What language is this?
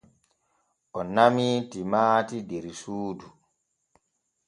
Borgu Fulfulde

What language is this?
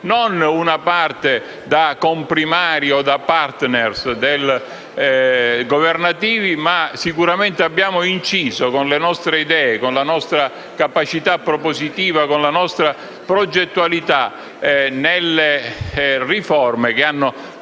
Italian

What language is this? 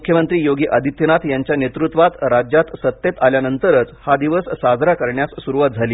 Marathi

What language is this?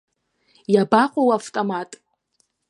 Abkhazian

